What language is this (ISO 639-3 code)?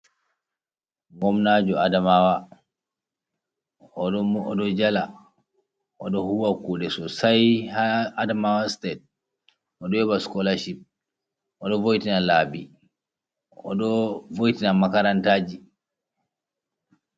ful